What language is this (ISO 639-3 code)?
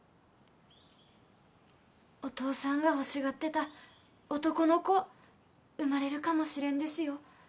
jpn